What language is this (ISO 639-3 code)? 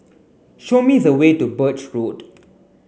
eng